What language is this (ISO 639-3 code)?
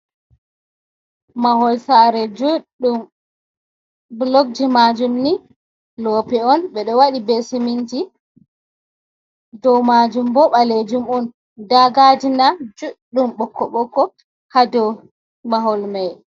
ful